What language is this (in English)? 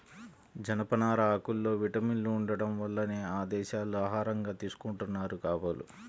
Telugu